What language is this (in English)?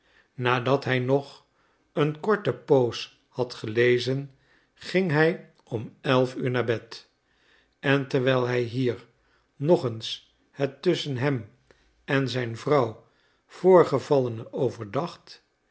Dutch